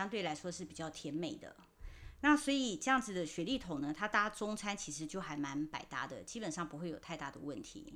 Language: Chinese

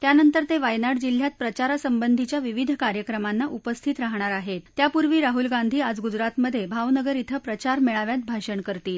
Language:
Marathi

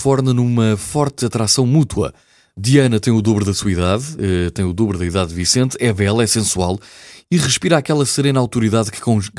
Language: Portuguese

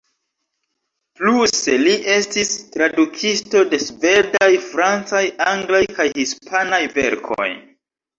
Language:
Esperanto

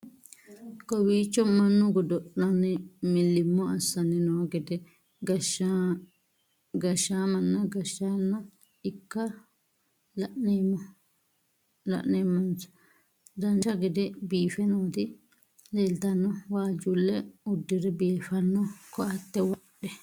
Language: Sidamo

